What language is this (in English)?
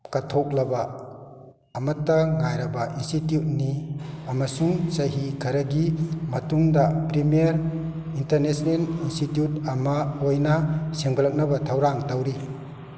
Manipuri